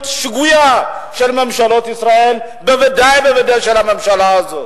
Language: Hebrew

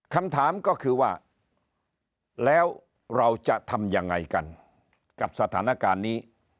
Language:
Thai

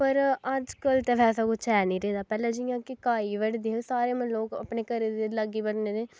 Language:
Dogri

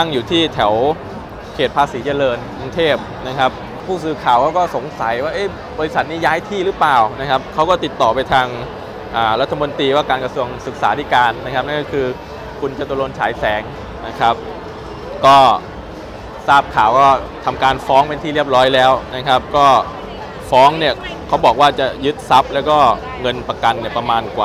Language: Thai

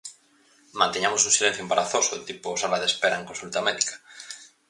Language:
Galician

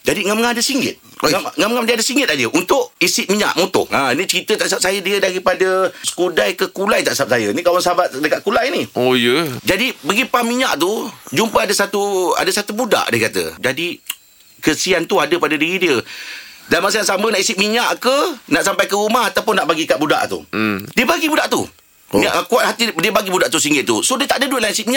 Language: Malay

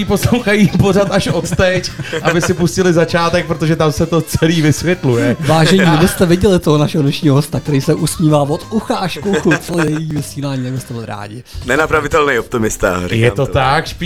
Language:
Czech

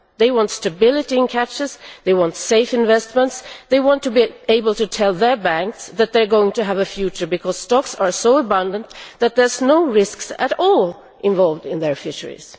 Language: English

